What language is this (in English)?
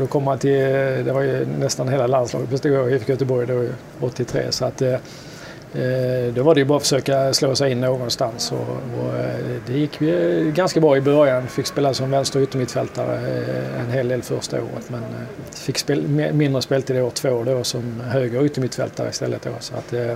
Swedish